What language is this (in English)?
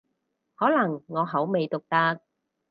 Cantonese